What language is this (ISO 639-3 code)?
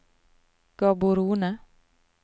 nor